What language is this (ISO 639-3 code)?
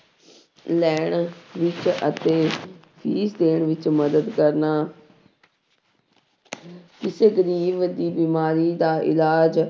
pan